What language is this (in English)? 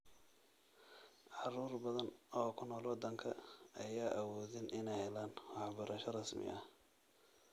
Somali